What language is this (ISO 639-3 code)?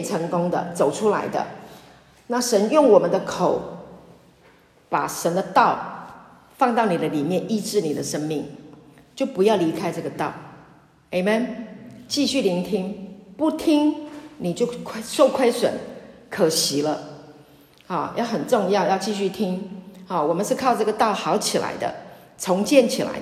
zho